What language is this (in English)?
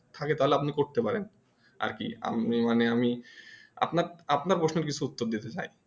Bangla